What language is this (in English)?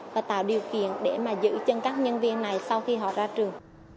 Vietnamese